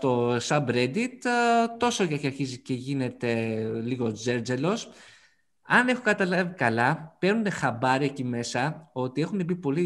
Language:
Greek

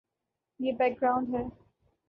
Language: Urdu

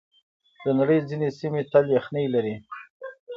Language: Pashto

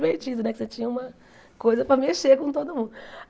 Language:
Portuguese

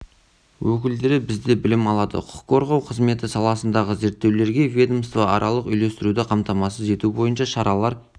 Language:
Kazakh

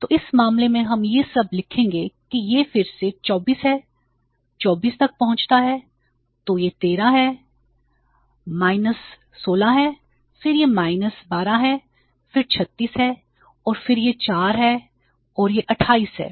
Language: Hindi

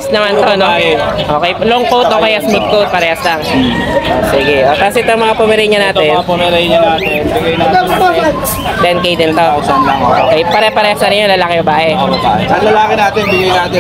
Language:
Filipino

